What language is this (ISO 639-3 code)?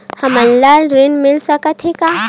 hne